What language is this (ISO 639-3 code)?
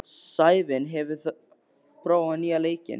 isl